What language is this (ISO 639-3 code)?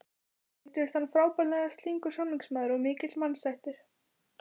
isl